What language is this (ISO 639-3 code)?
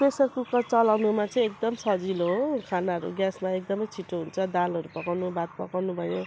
nep